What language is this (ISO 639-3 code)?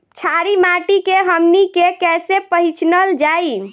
bho